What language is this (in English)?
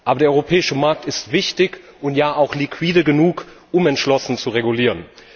German